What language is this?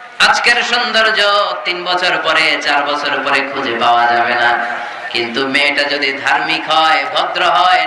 Bangla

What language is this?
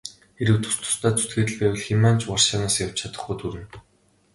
Mongolian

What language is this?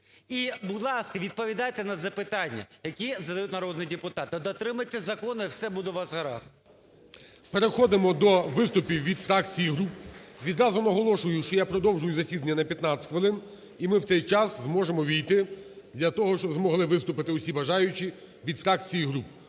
Ukrainian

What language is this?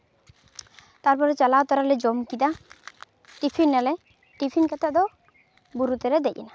Santali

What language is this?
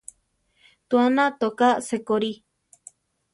Central Tarahumara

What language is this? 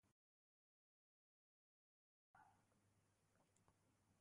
Basque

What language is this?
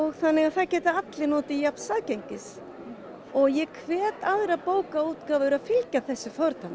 Icelandic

